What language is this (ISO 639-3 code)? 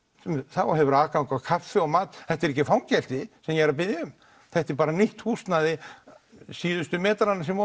isl